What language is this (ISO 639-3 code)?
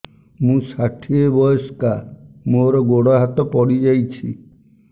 ori